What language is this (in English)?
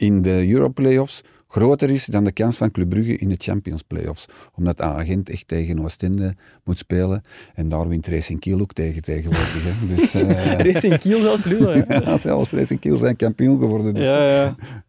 Dutch